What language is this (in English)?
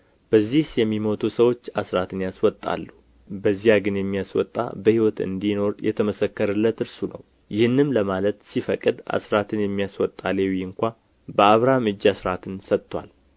Amharic